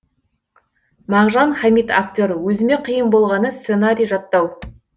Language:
Kazakh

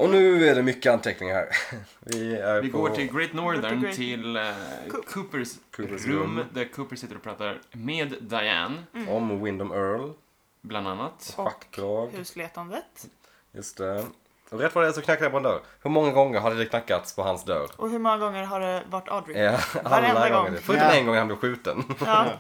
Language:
Swedish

